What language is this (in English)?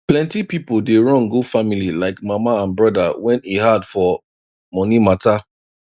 Nigerian Pidgin